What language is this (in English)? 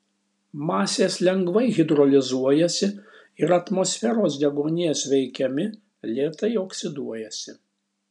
Lithuanian